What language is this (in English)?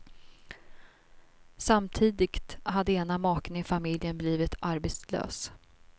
Swedish